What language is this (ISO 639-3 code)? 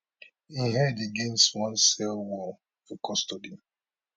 pcm